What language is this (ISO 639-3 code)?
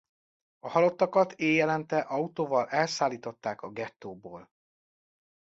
hun